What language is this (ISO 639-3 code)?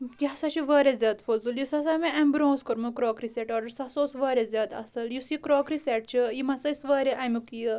kas